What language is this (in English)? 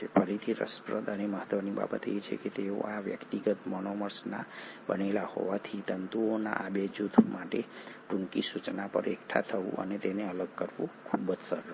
Gujarati